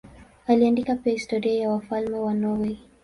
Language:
Swahili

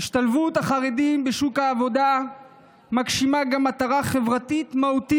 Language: Hebrew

